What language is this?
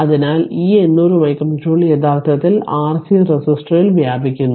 Malayalam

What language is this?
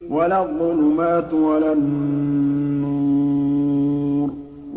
Arabic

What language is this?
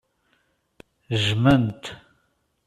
Kabyle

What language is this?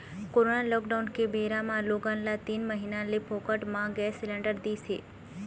Chhattisgarhi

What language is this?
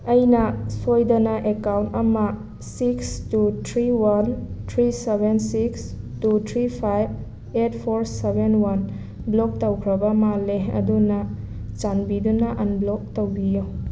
Manipuri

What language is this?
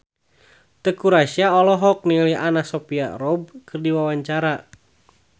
Sundanese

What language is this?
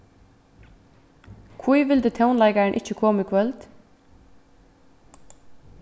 Faroese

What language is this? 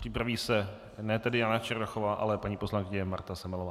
Czech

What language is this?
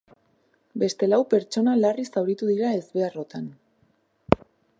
Basque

